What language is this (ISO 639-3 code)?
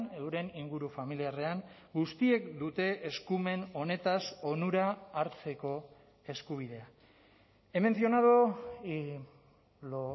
eus